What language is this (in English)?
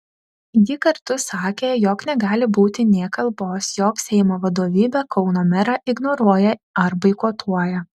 Lithuanian